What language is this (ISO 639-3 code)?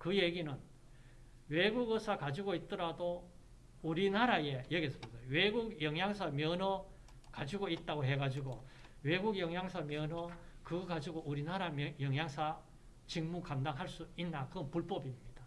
kor